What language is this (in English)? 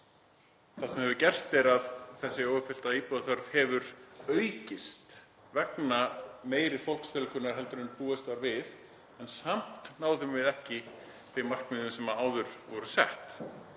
Icelandic